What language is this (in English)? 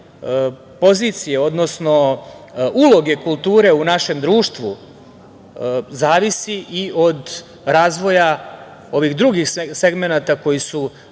Serbian